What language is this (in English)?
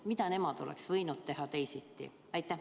Estonian